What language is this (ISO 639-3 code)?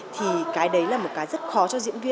vie